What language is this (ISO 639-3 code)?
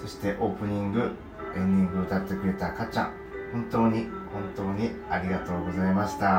jpn